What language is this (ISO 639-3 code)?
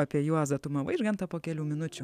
lit